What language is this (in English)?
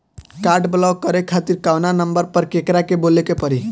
Bhojpuri